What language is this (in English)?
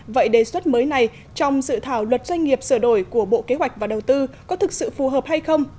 Vietnamese